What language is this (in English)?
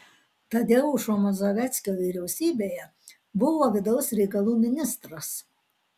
Lithuanian